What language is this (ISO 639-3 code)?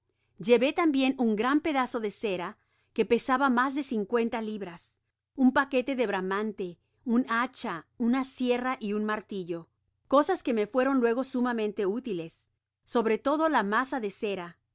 spa